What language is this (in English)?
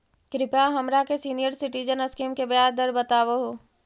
Magahi